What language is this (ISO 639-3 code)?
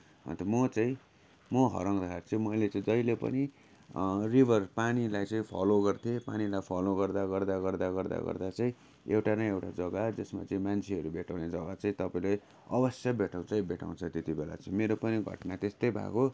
nep